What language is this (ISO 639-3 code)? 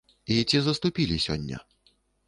bel